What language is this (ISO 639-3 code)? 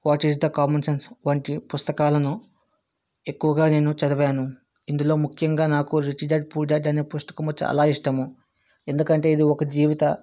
tel